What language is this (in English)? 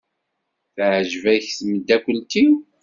Kabyle